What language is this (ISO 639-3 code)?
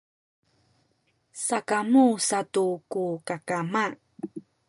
szy